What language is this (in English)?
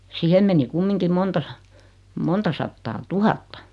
Finnish